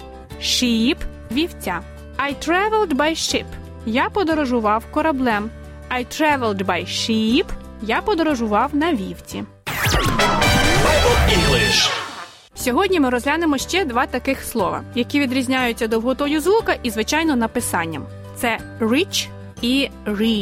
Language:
Ukrainian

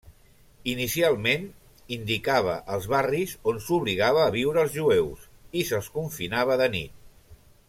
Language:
Catalan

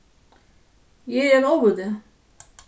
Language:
Faroese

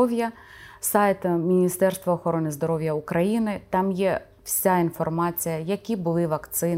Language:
Ukrainian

